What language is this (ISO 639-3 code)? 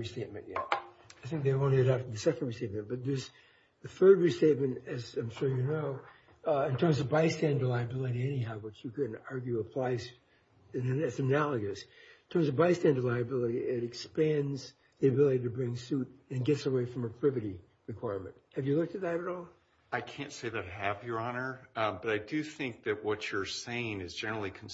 eng